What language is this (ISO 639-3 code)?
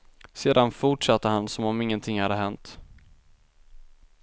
swe